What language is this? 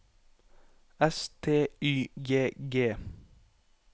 Norwegian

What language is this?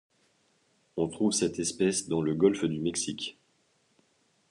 French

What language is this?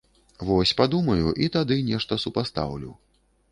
Belarusian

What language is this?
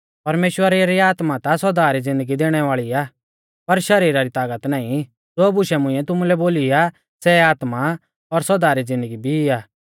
Mahasu Pahari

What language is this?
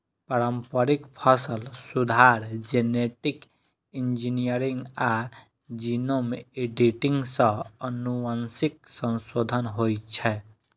Maithili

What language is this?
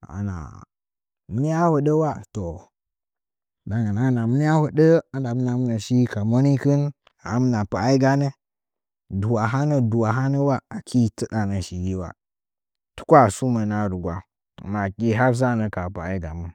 Nzanyi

